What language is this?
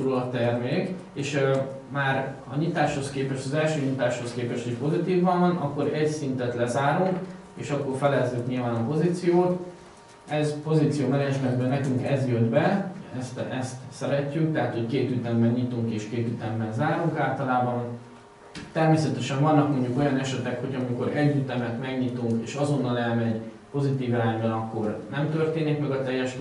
Hungarian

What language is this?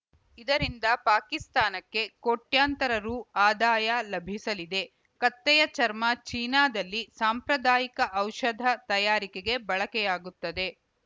Kannada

